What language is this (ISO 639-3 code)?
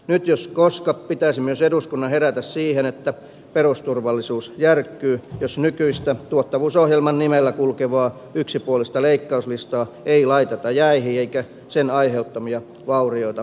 fin